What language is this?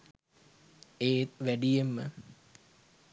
Sinhala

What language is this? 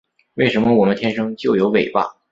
Chinese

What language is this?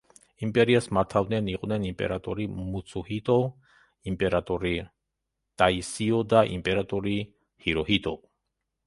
Georgian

